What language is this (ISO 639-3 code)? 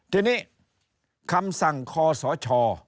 tha